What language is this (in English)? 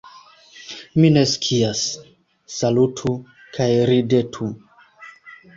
Esperanto